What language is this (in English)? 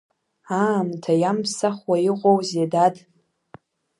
Abkhazian